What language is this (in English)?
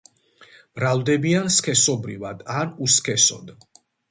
Georgian